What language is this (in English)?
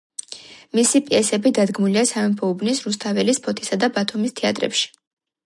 Georgian